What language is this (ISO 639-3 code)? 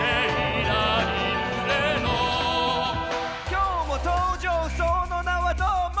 jpn